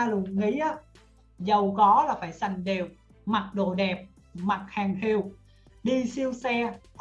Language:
Vietnamese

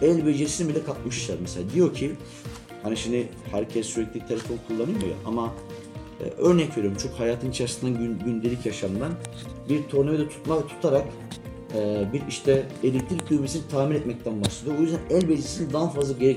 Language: Turkish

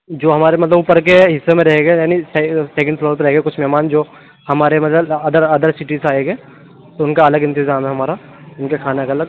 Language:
Urdu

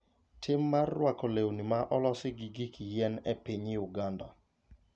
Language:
Luo (Kenya and Tanzania)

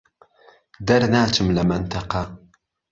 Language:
Central Kurdish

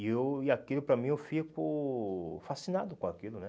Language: Portuguese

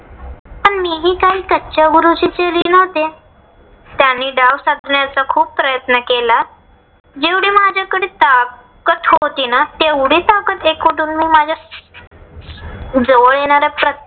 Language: Marathi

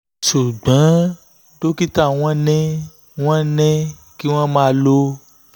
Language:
Yoruba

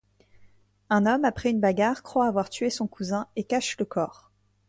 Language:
French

